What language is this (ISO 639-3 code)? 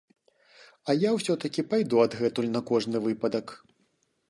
bel